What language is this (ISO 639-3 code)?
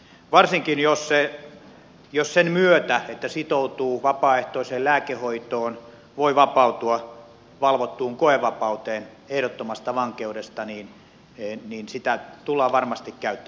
fin